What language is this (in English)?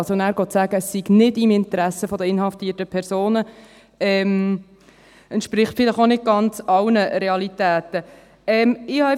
Swiss German